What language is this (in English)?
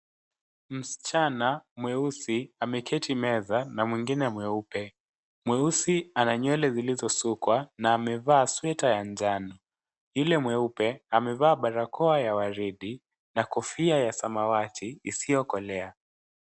Swahili